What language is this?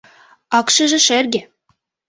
Mari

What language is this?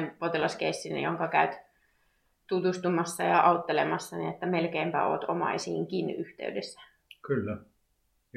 Finnish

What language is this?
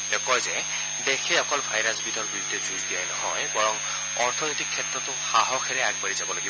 Assamese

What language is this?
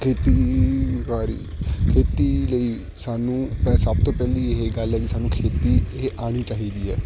Punjabi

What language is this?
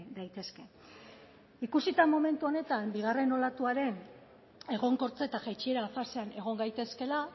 Basque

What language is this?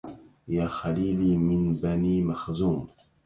Arabic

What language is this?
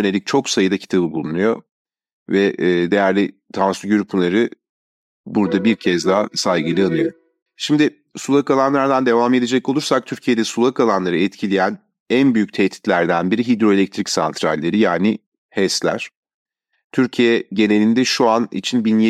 Turkish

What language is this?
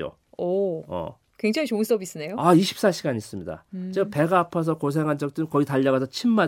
Korean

